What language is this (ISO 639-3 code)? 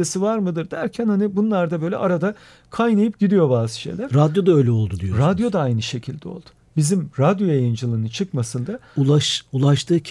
tur